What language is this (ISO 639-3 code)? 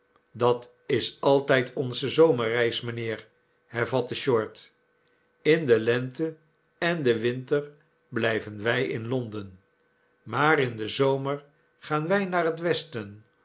nld